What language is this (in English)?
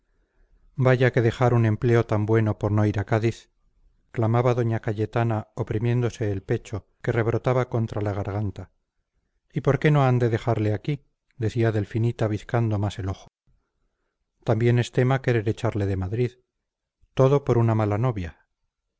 Spanish